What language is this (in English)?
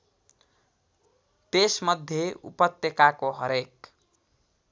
Nepali